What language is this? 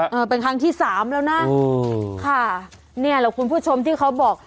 Thai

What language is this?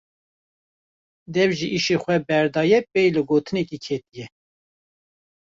Kurdish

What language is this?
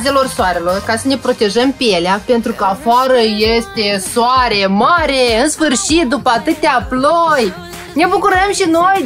Romanian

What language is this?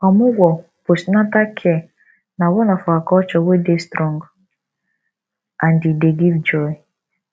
Nigerian Pidgin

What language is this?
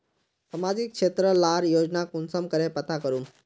Magahi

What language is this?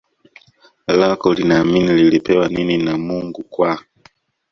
Swahili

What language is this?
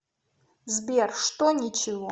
Russian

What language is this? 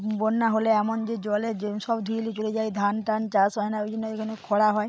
Bangla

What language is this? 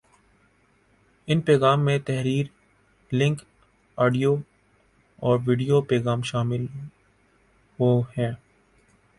Urdu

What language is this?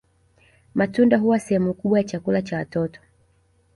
Swahili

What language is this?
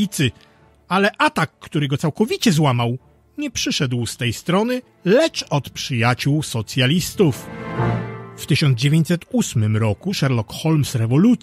Polish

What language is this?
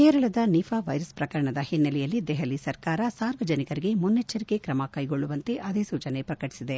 Kannada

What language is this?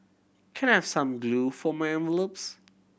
English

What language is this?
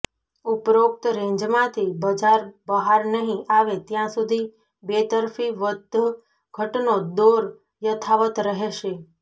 Gujarati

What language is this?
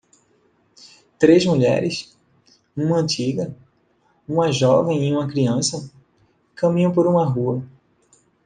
Portuguese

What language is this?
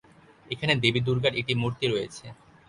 Bangla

